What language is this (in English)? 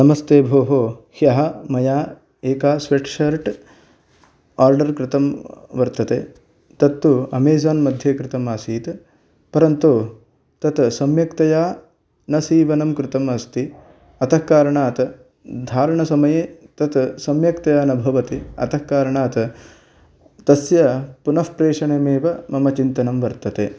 Sanskrit